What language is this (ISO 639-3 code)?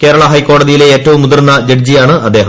mal